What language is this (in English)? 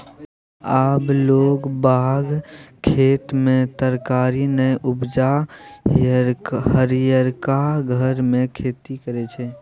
Maithili